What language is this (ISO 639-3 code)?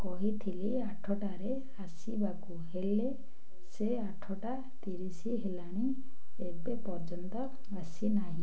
ori